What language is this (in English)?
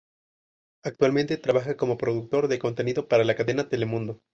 Spanish